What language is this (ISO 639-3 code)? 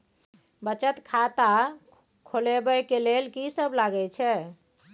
mai